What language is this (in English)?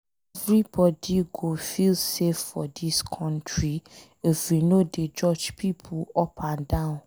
Nigerian Pidgin